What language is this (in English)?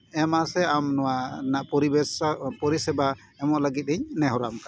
Santali